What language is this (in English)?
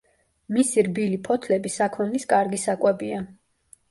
Georgian